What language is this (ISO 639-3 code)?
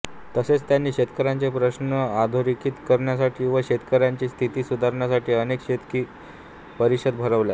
mar